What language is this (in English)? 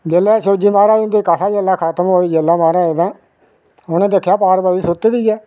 Dogri